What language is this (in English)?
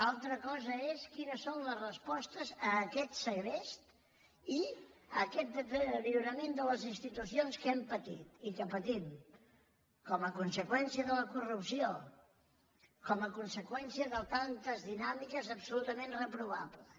Catalan